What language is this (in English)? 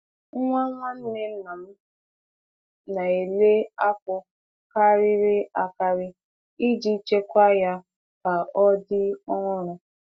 Igbo